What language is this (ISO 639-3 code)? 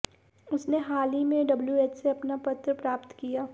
hin